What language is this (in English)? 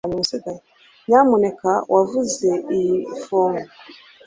Kinyarwanda